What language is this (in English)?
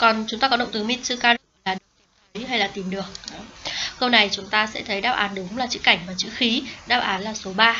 Vietnamese